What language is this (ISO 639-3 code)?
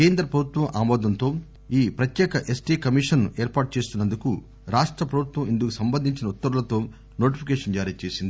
tel